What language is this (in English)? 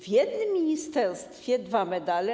Polish